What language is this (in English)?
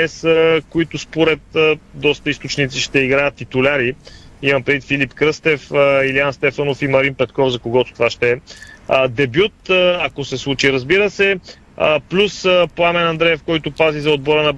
Bulgarian